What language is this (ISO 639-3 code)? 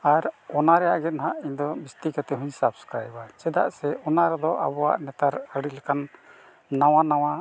sat